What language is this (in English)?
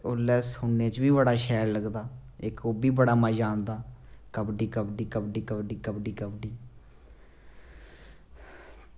Dogri